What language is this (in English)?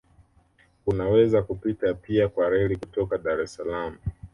Swahili